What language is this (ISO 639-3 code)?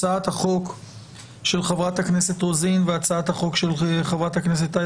heb